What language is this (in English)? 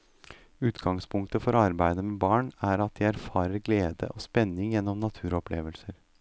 Norwegian